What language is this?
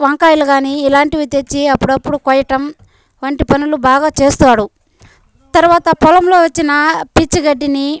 Telugu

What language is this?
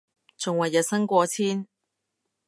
Cantonese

